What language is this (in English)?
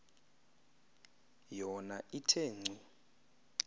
Xhosa